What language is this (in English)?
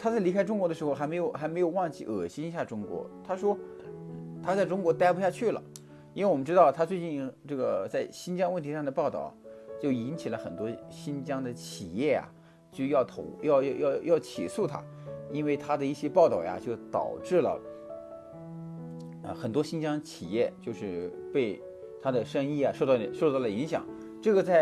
Chinese